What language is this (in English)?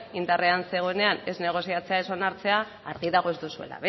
Basque